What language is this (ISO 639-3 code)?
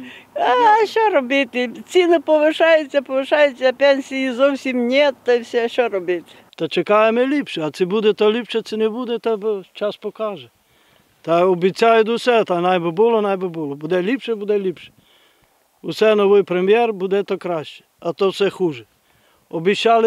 ukr